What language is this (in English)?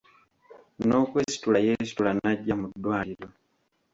Ganda